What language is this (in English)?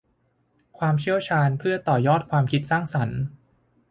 Thai